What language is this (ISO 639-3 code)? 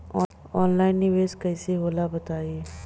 bho